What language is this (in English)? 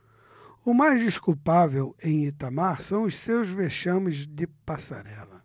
Portuguese